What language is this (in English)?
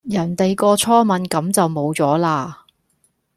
Cantonese